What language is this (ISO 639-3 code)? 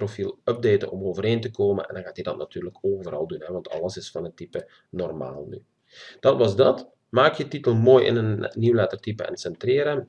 nld